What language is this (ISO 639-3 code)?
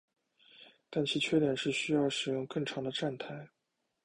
zho